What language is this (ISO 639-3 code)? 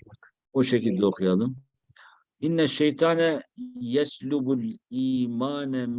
tur